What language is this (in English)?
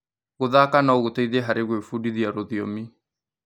Kikuyu